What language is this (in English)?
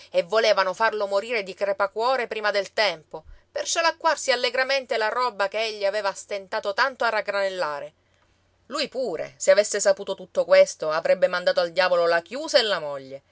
Italian